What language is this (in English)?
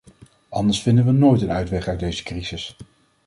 Dutch